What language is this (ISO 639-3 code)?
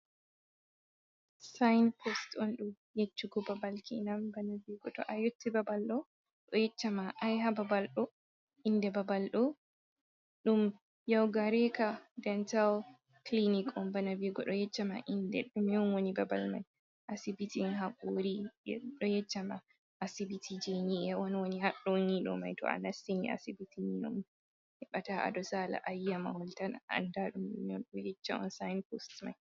ful